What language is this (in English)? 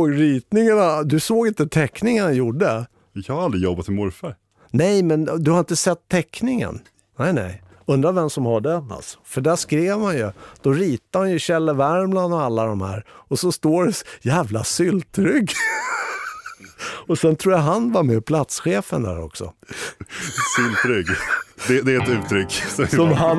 Swedish